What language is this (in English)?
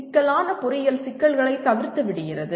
Tamil